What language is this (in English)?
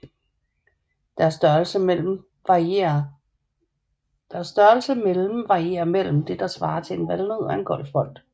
Danish